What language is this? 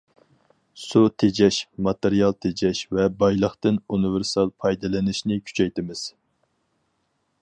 Uyghur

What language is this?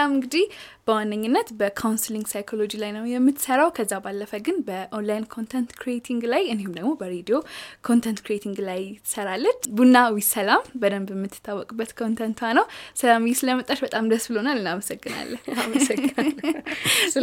Amharic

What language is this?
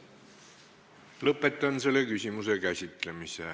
Estonian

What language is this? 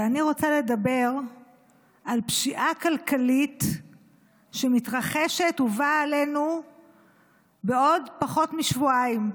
Hebrew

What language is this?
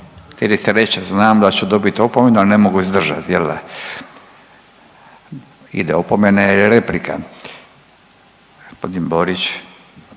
Croatian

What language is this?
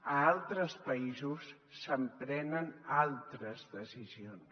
Catalan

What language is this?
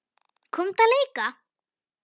Icelandic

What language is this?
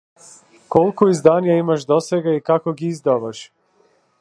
Macedonian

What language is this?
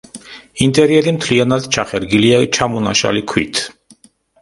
Georgian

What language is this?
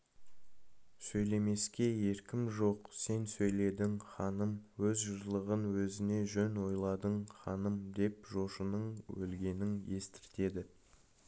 Kazakh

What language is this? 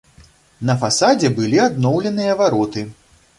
Belarusian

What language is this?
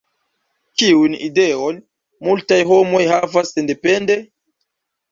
Esperanto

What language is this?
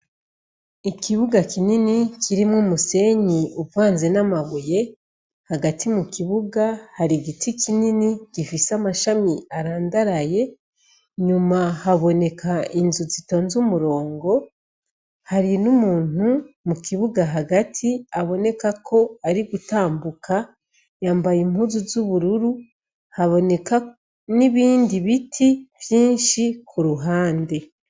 Rundi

